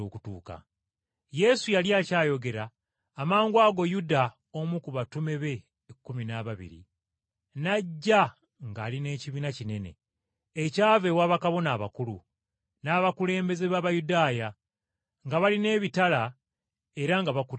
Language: Ganda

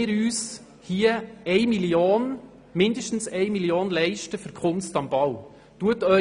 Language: Swiss German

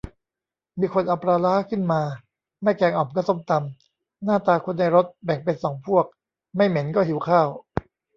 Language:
Thai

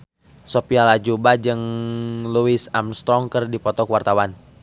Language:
Sundanese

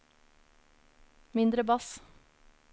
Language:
Norwegian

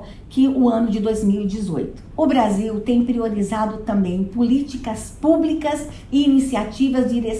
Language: Portuguese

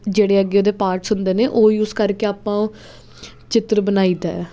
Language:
Punjabi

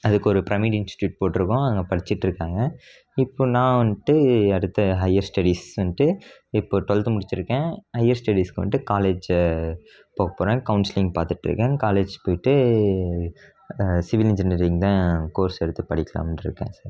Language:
Tamil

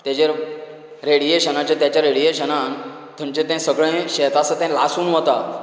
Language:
Konkani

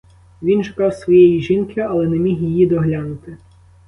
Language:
Ukrainian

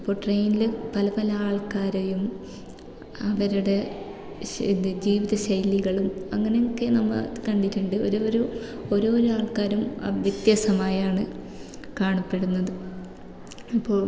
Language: Malayalam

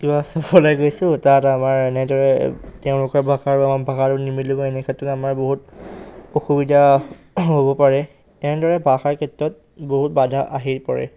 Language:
Assamese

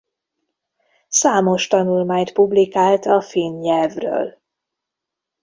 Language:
Hungarian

